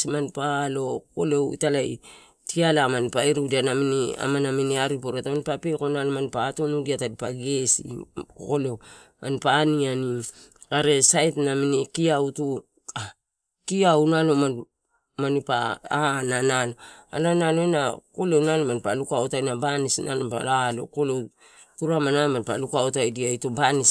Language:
Torau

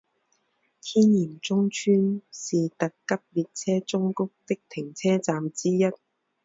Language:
Chinese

